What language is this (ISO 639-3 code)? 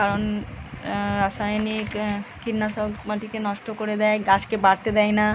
ben